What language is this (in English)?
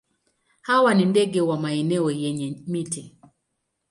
Swahili